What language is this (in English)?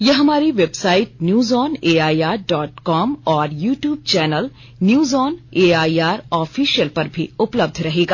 Hindi